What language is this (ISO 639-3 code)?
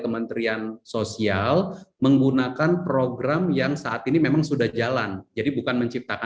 ind